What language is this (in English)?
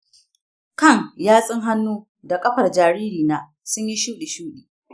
Hausa